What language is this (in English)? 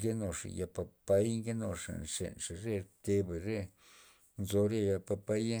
Loxicha Zapotec